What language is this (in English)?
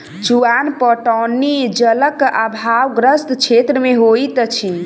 Maithili